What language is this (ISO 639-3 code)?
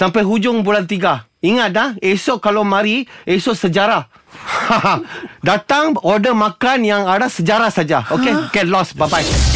msa